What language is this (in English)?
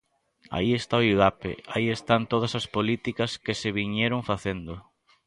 Galician